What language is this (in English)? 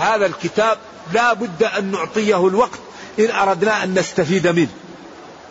Arabic